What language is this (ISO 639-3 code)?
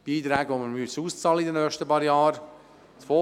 gsw